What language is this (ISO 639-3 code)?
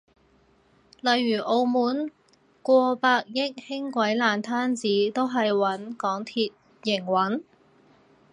yue